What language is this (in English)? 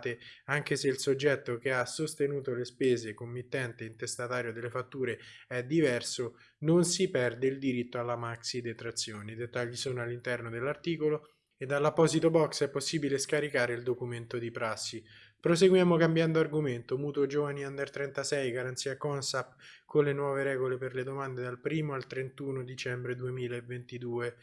Italian